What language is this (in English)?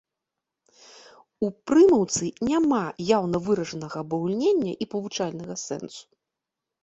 Belarusian